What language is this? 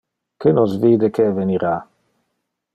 Interlingua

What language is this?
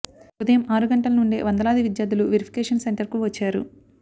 Telugu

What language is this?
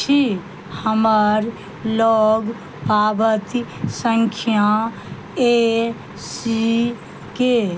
Maithili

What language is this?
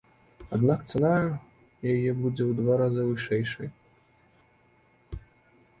Belarusian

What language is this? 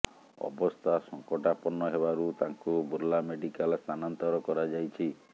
Odia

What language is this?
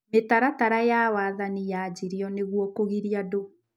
Kikuyu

